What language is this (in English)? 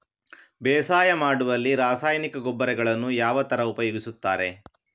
Kannada